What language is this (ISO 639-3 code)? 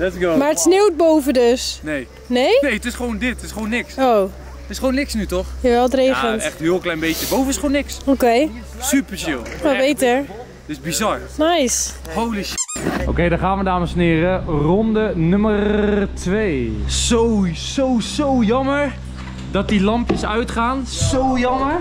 nld